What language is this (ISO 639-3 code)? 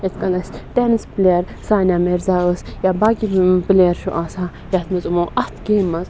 kas